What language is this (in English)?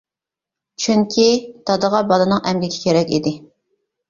Uyghur